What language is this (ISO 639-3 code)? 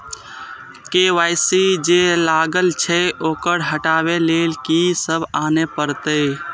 mai